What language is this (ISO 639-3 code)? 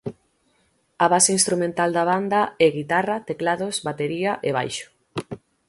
glg